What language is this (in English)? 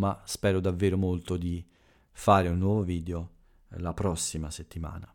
Italian